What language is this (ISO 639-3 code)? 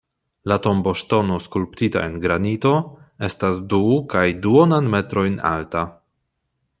epo